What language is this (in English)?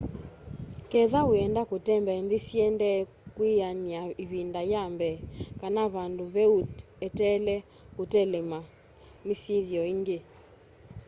Kamba